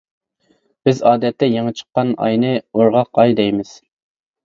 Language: Uyghur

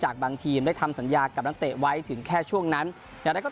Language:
Thai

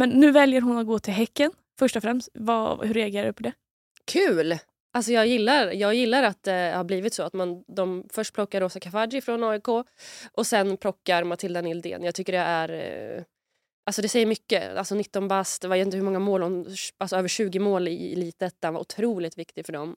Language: Swedish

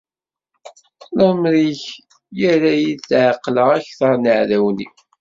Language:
Kabyle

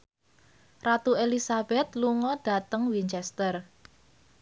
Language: Javanese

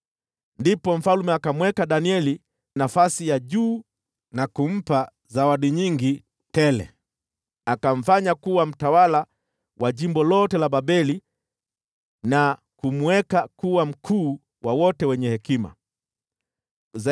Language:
Swahili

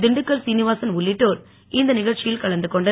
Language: Tamil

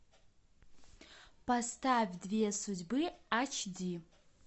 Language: Russian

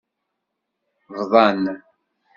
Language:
Kabyle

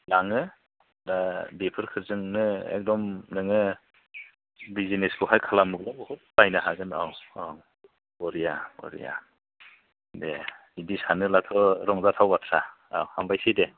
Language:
Bodo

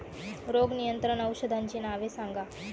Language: Marathi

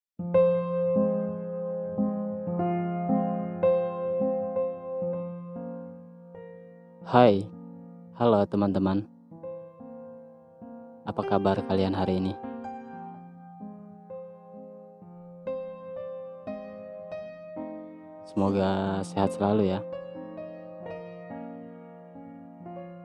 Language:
Indonesian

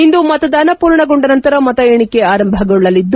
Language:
Kannada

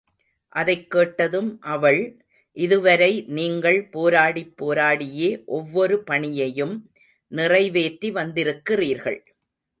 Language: Tamil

